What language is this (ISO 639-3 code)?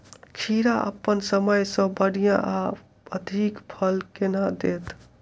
mai